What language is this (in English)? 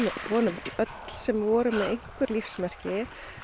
Icelandic